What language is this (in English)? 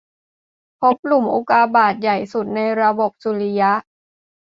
Thai